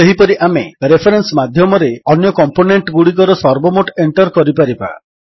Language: Odia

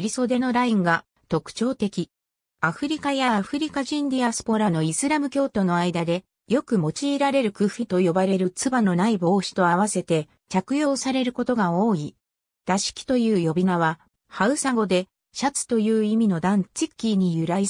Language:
Japanese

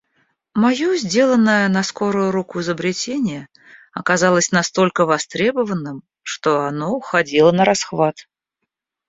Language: Russian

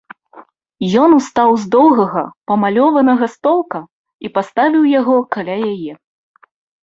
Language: Belarusian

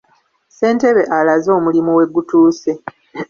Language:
Ganda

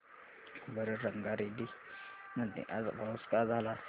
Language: Marathi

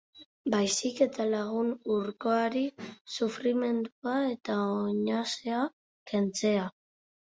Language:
Basque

